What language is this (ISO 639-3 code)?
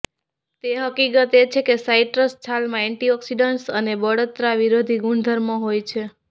guj